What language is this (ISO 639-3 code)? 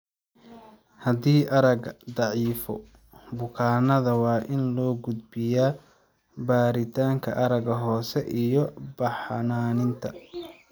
som